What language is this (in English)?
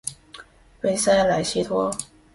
Chinese